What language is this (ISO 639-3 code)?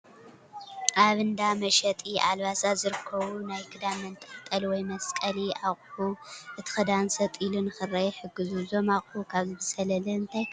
tir